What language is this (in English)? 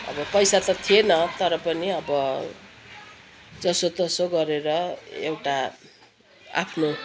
Nepali